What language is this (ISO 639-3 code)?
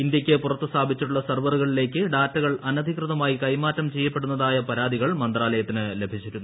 mal